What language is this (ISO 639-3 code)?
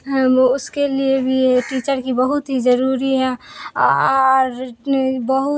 urd